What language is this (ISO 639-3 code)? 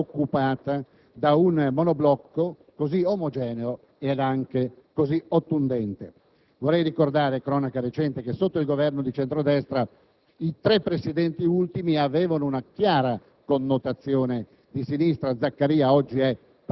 ita